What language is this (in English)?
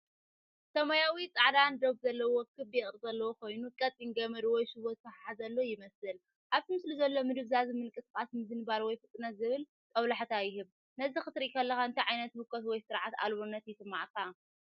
Tigrinya